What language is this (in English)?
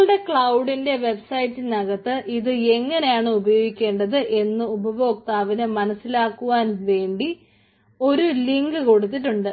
Malayalam